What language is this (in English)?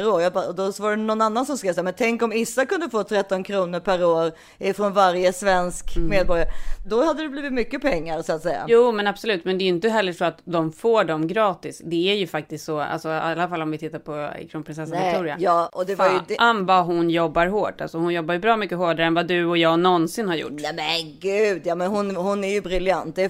Swedish